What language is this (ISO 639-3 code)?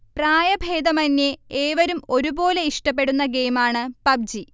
mal